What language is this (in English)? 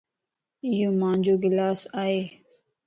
Lasi